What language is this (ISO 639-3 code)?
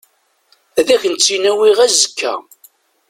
kab